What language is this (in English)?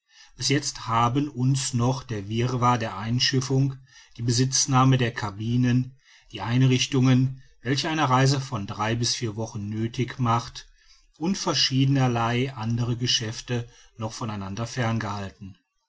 German